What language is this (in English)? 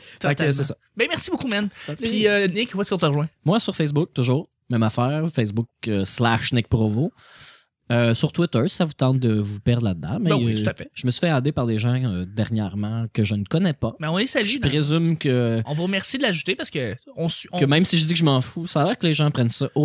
French